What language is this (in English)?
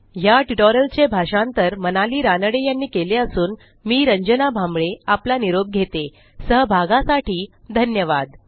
Marathi